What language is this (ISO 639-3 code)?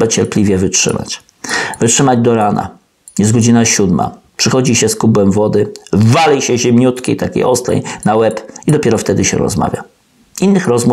pol